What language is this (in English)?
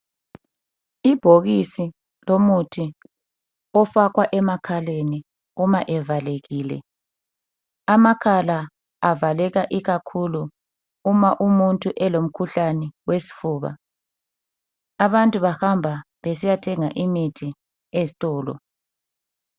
North Ndebele